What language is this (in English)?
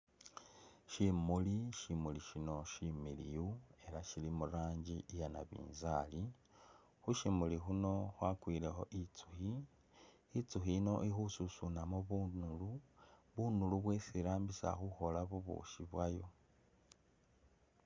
Masaaba